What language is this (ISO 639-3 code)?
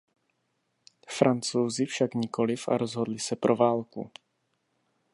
ces